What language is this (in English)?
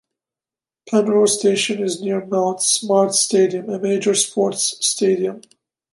English